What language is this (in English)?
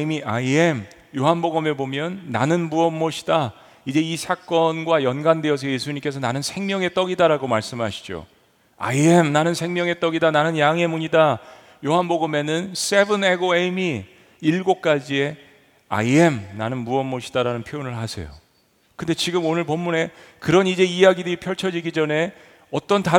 Korean